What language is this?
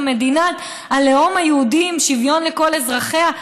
Hebrew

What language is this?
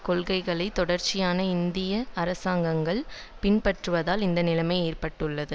Tamil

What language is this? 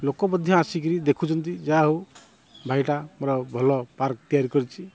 Odia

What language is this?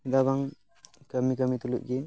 Santali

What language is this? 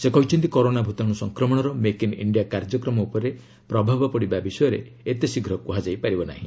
Odia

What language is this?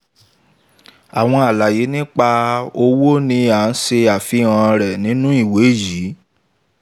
Yoruba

